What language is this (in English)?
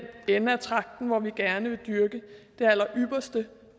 Danish